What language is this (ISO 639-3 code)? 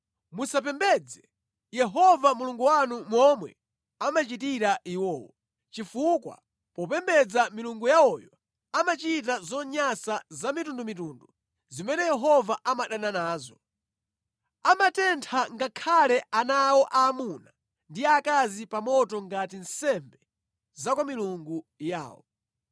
nya